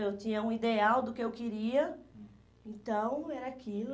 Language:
Portuguese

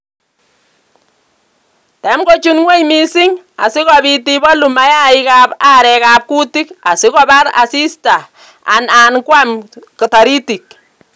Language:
Kalenjin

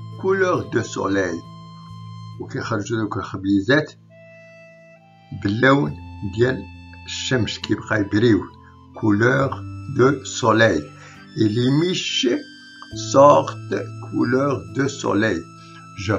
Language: French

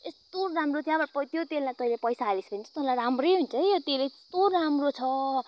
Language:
Nepali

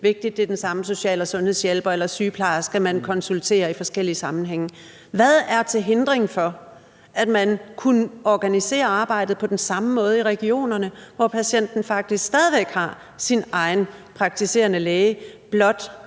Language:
Danish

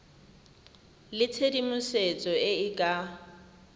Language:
Tswana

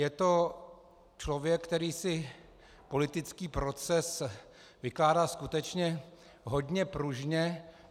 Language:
Czech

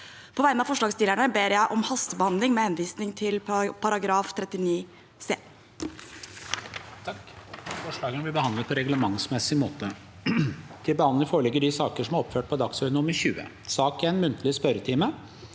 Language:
Norwegian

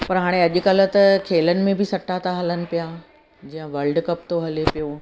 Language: Sindhi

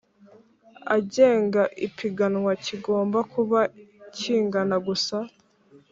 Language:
Kinyarwanda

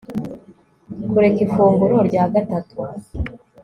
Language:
Kinyarwanda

